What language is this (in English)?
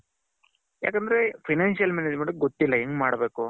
Kannada